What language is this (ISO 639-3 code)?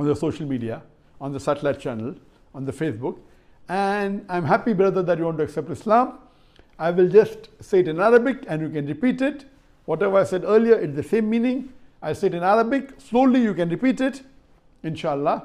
eng